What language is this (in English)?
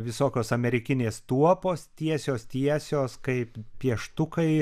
Lithuanian